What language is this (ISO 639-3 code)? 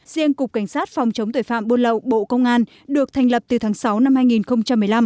vie